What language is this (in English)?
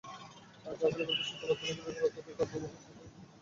Bangla